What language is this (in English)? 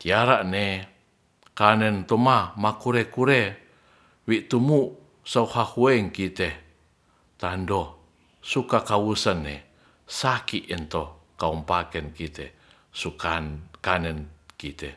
Ratahan